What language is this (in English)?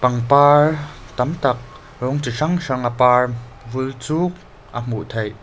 Mizo